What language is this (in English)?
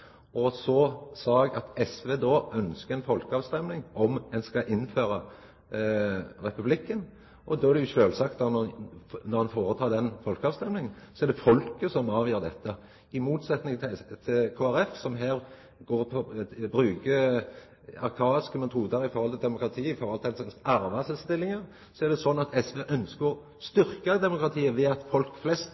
Norwegian Nynorsk